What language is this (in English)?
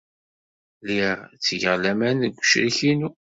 Kabyle